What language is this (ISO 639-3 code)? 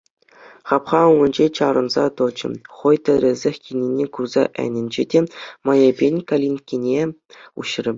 chv